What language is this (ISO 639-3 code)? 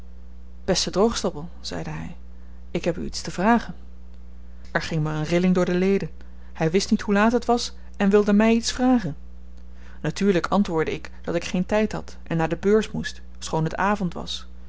nld